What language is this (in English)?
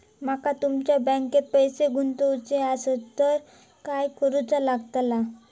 Marathi